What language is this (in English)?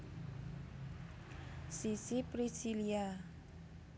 Javanese